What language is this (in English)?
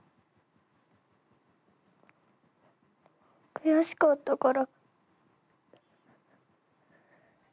Japanese